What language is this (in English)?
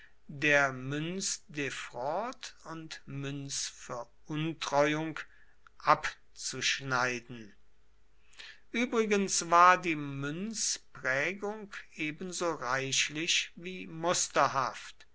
German